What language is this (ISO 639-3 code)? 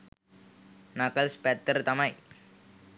sin